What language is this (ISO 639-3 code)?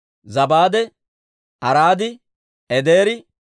dwr